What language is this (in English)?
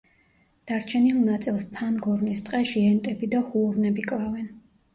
Georgian